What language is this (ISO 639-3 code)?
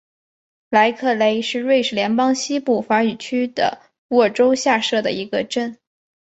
zho